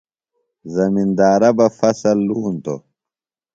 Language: Phalura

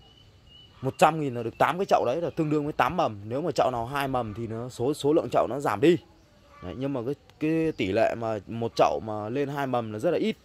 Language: Vietnamese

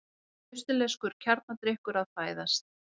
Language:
Icelandic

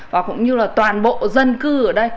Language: Vietnamese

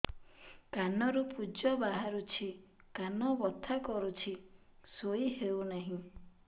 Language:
Odia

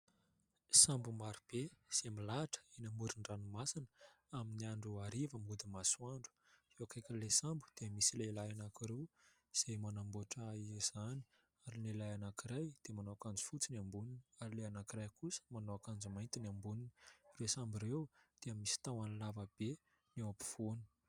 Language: Malagasy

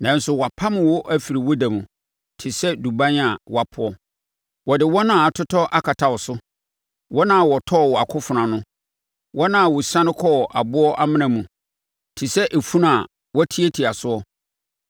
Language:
Akan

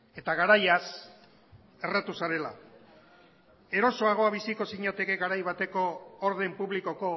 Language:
Basque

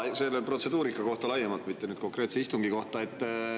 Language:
Estonian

